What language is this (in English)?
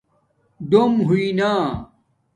Domaaki